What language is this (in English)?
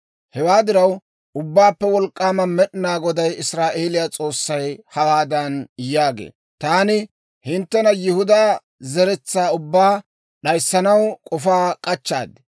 Dawro